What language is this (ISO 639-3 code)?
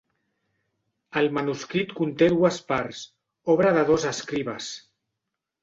cat